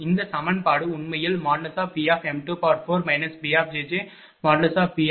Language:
Tamil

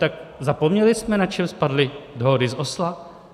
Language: Czech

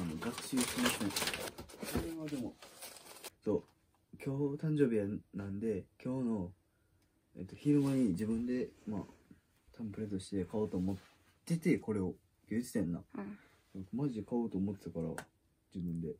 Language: Japanese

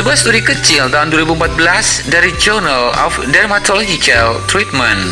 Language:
Indonesian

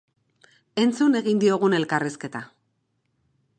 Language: Basque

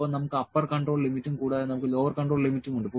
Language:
Malayalam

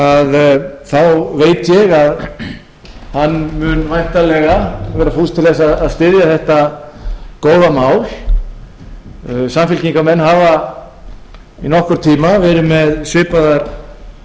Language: Icelandic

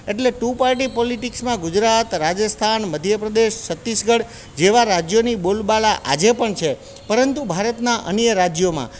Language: Gujarati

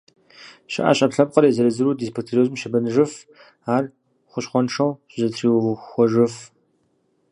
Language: Kabardian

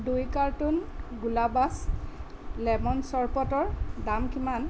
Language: Assamese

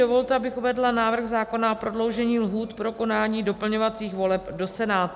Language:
Czech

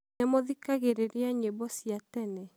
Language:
Kikuyu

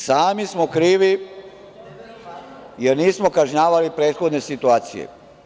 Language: Serbian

